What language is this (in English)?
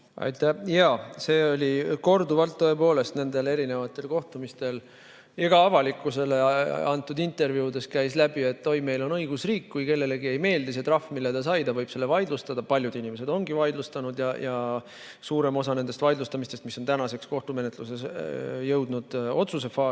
Estonian